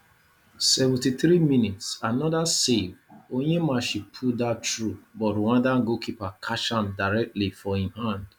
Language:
Nigerian Pidgin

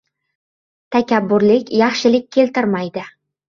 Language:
Uzbek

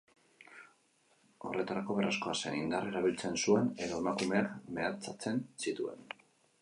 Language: Basque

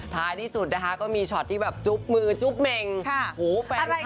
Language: Thai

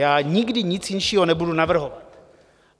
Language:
Czech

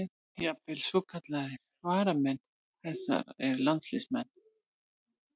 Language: Icelandic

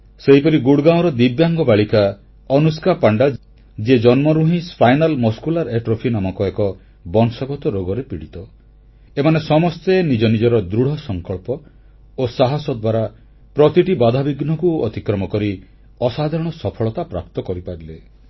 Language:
Odia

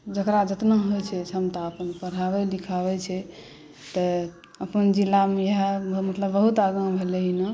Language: Maithili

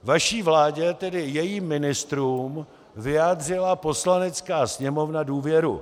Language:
Czech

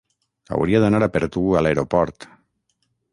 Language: Catalan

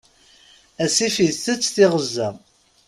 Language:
Kabyle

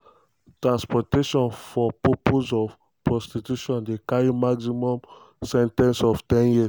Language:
Nigerian Pidgin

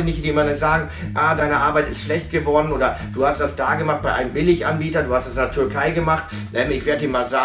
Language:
German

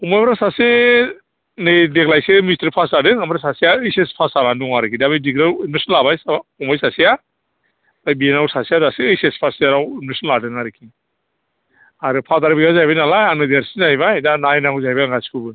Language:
Bodo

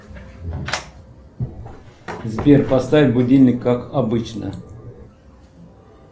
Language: Russian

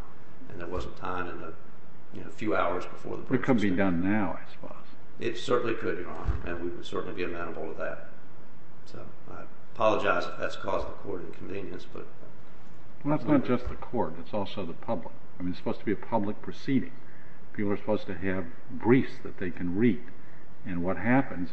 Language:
English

